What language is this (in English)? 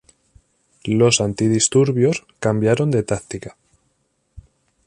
Spanish